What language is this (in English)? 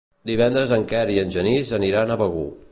Catalan